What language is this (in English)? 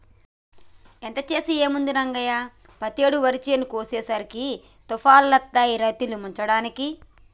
Telugu